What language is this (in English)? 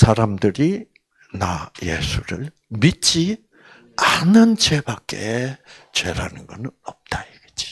Korean